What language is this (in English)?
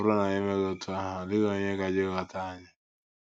Igbo